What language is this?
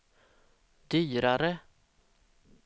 Swedish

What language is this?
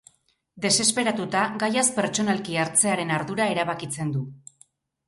Basque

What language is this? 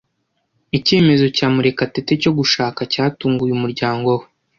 Kinyarwanda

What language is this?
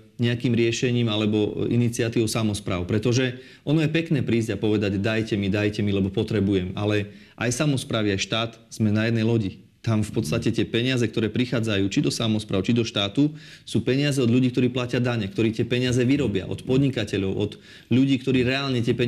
Slovak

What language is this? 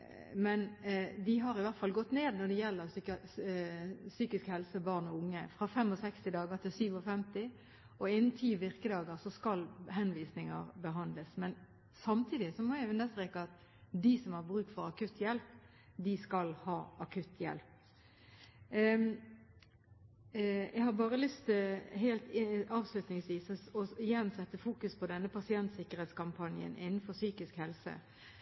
Norwegian Bokmål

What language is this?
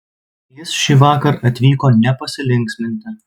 Lithuanian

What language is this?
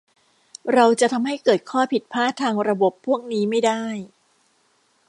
Thai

